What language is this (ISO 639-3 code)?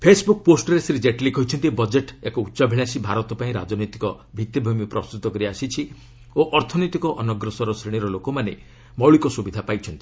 ori